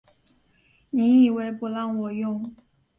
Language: Chinese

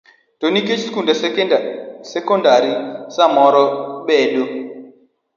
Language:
Luo (Kenya and Tanzania)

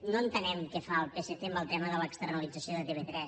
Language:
Catalan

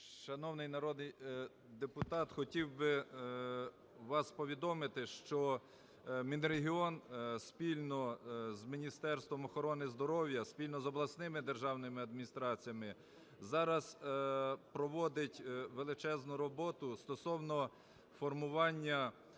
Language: Ukrainian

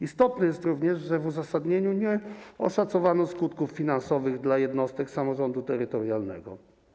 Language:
Polish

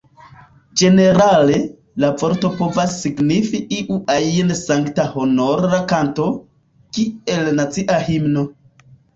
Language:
Esperanto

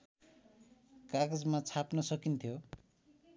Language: Nepali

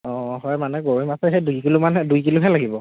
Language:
Assamese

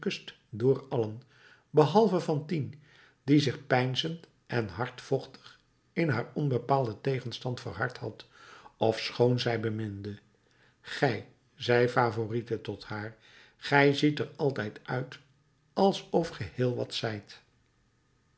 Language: Dutch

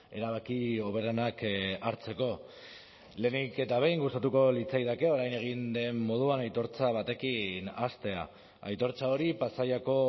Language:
Basque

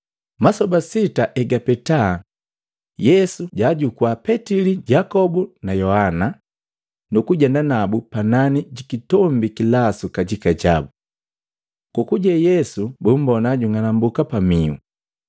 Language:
Matengo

